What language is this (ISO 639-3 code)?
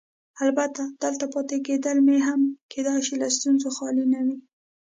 pus